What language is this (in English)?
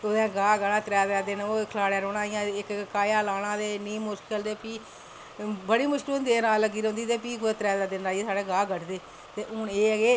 Dogri